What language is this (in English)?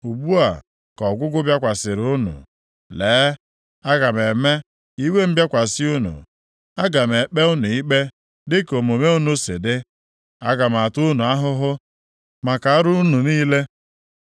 Igbo